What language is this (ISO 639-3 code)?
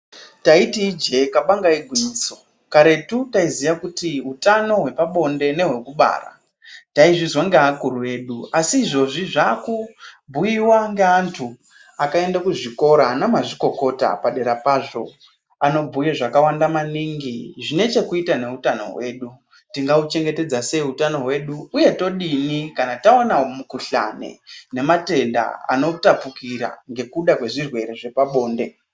ndc